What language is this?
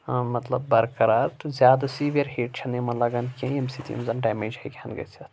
Kashmiri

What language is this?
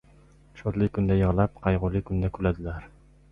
Uzbek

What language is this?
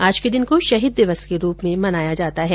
Hindi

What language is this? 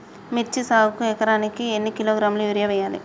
Telugu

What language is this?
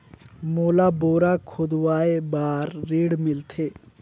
Chhattisgarhi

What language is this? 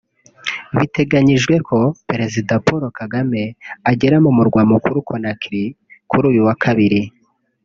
Kinyarwanda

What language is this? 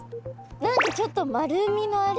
Japanese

